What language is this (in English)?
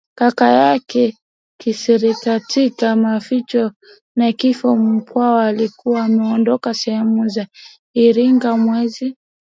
Swahili